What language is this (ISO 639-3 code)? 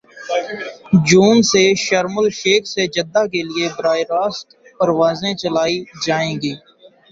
urd